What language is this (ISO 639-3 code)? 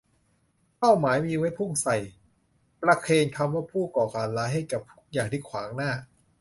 tha